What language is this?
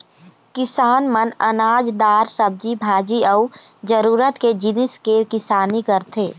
Chhattisgarhi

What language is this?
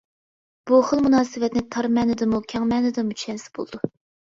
Uyghur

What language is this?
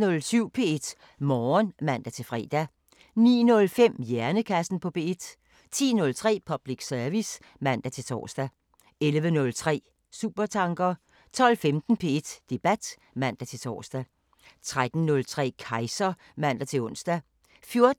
Danish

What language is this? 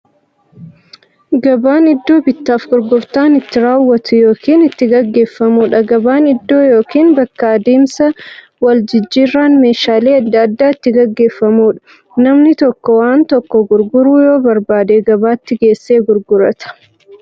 Oromo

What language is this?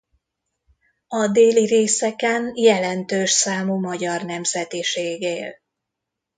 Hungarian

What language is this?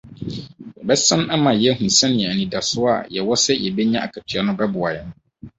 Akan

